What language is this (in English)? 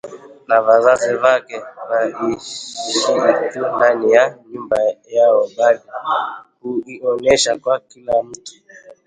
Swahili